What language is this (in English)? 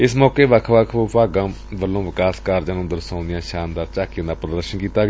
Punjabi